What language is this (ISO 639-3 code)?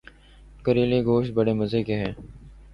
urd